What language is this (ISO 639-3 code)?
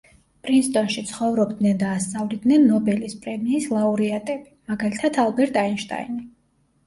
kat